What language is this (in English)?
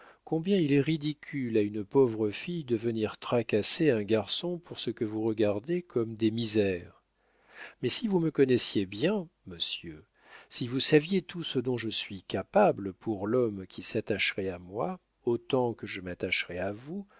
French